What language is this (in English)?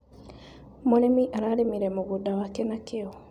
Kikuyu